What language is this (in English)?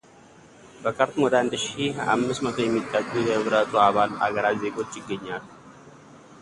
Amharic